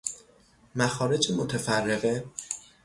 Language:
Persian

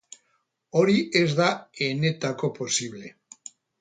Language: Basque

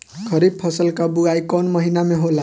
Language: Bhojpuri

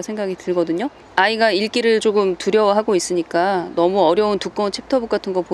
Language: Korean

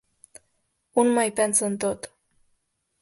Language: Catalan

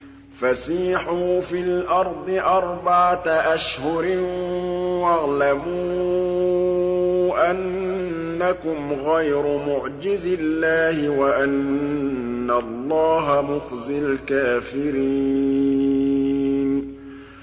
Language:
Arabic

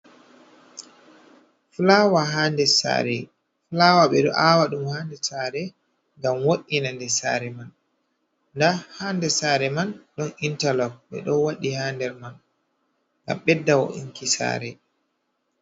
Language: Fula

